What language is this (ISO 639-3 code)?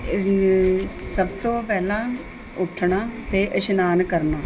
pan